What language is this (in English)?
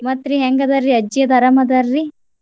Kannada